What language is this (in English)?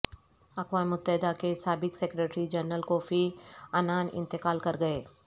Urdu